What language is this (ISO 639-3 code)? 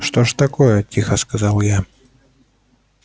rus